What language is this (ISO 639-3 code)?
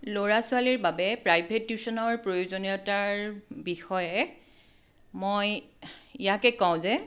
asm